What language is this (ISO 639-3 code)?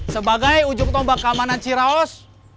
ind